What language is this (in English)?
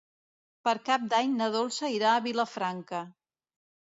Catalan